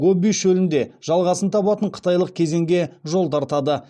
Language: Kazakh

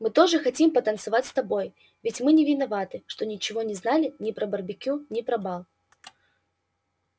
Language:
Russian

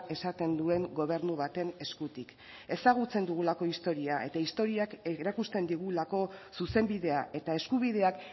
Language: Basque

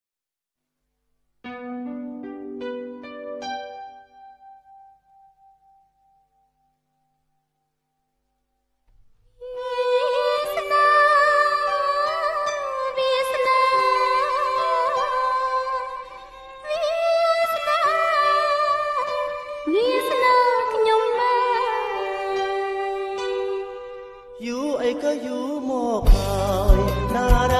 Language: Vietnamese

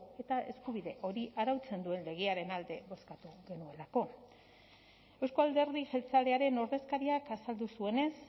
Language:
Basque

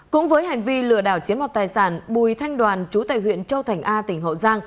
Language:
Vietnamese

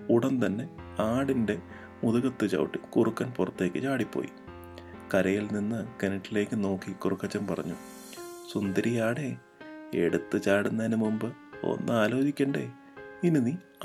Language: Malayalam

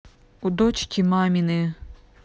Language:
Russian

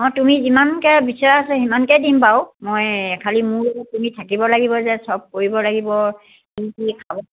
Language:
Assamese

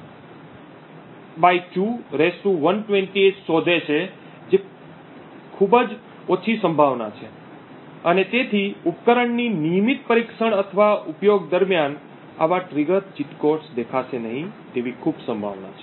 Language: Gujarati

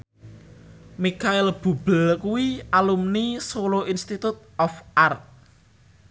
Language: Javanese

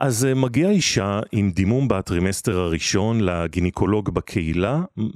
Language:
Hebrew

